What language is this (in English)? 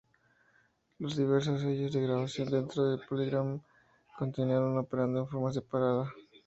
Spanish